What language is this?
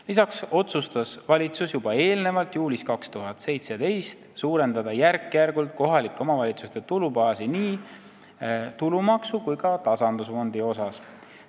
Estonian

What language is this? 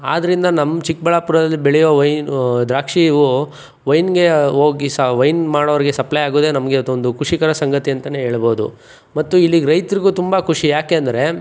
Kannada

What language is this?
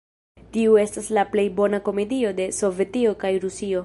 Esperanto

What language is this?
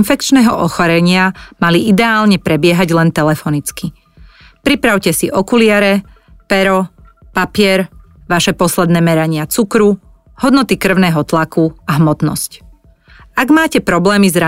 Slovak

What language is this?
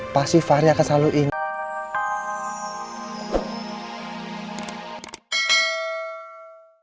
Indonesian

